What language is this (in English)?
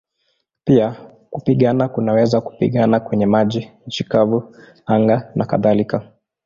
Swahili